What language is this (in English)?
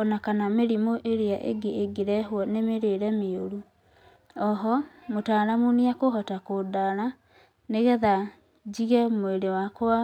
Kikuyu